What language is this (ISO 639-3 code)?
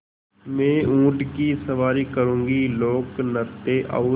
hin